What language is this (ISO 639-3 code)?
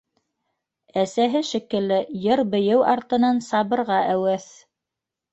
bak